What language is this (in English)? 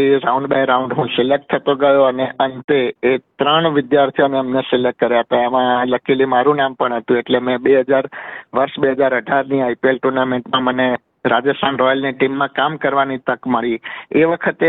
Gujarati